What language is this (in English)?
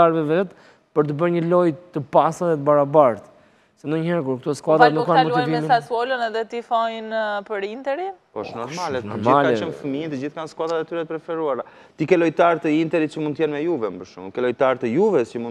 Romanian